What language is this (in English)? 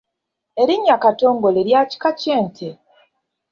Ganda